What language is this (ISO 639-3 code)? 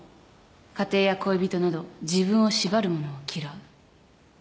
jpn